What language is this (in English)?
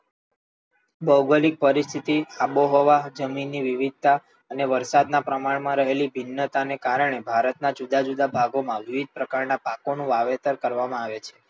Gujarati